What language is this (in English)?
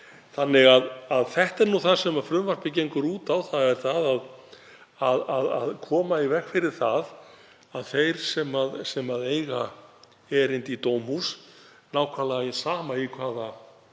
Icelandic